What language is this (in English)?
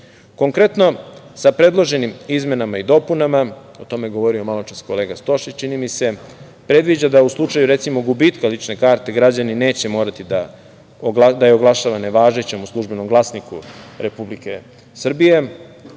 Serbian